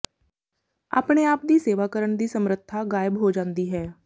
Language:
Punjabi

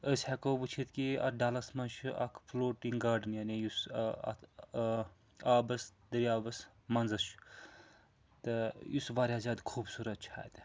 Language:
Kashmiri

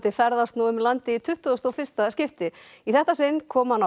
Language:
Icelandic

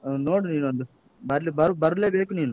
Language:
Kannada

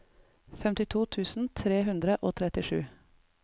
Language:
Norwegian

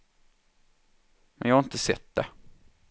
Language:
Swedish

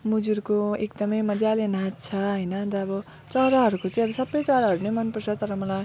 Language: Nepali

